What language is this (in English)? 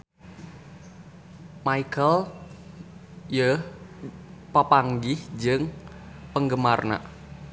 Sundanese